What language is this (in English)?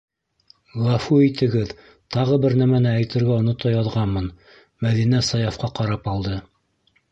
Bashkir